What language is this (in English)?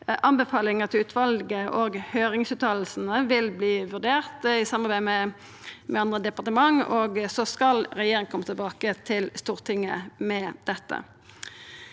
Norwegian